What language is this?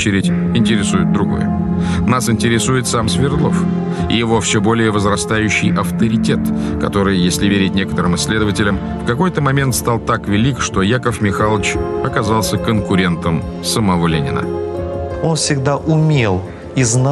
Russian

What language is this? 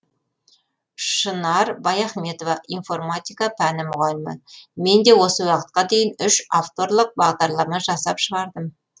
Kazakh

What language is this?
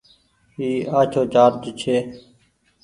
Goaria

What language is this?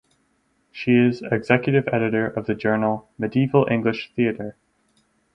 English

